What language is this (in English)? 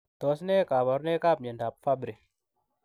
Kalenjin